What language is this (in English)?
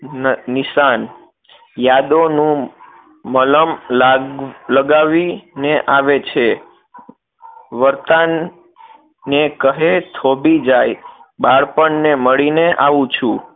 Gujarati